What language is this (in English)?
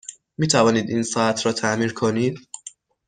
Persian